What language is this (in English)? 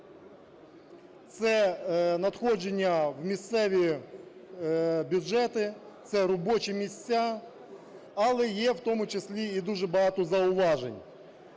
Ukrainian